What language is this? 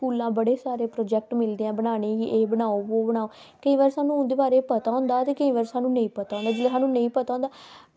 Dogri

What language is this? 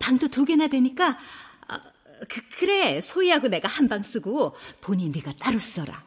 Korean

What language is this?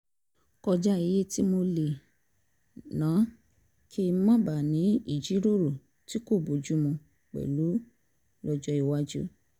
Yoruba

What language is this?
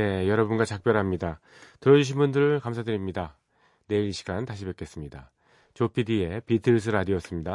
Korean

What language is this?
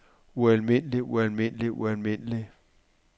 Danish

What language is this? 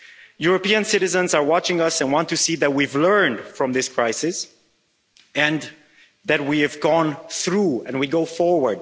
English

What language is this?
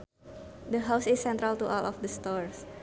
Sundanese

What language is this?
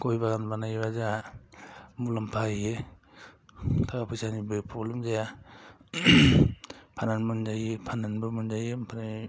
Bodo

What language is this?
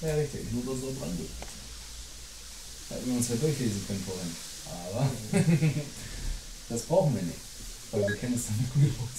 German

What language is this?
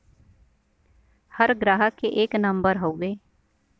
Bhojpuri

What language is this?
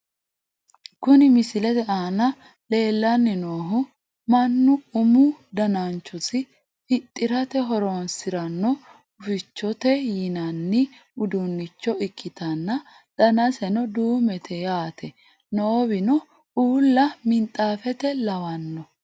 Sidamo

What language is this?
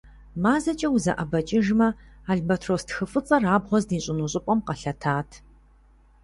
Kabardian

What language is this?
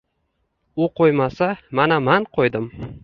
Uzbek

